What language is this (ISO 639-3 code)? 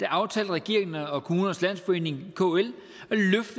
dan